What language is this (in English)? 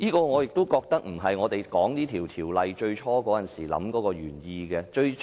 Cantonese